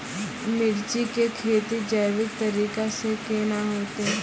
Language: Maithili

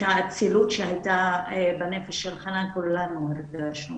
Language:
Hebrew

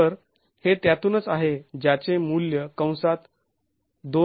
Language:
Marathi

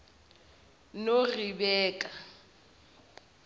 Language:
Zulu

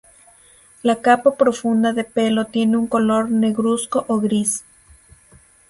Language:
Spanish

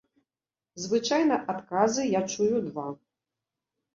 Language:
Belarusian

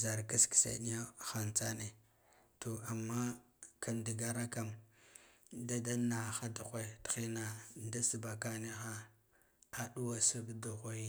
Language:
Guduf-Gava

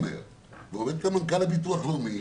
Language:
Hebrew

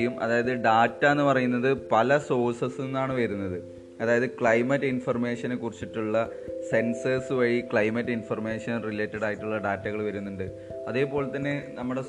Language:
Malayalam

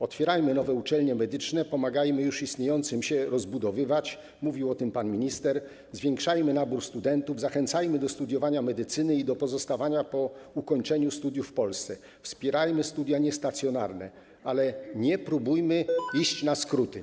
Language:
Polish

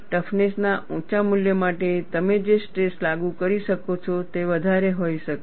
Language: Gujarati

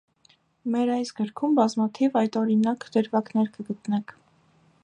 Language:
Armenian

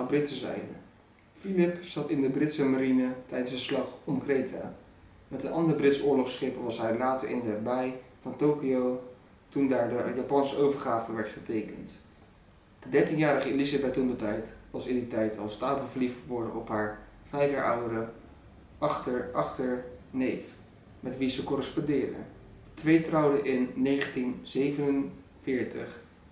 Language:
Dutch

